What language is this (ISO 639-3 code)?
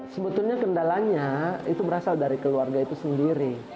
ind